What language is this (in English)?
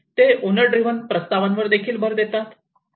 Marathi